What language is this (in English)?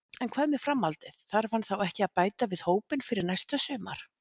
Icelandic